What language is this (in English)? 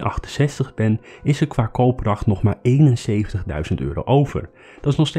Dutch